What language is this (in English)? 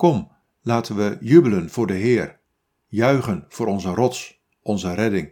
Dutch